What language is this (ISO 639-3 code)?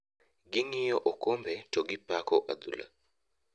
luo